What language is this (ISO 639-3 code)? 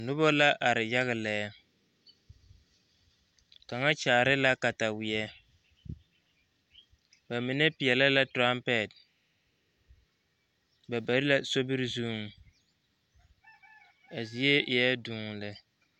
dga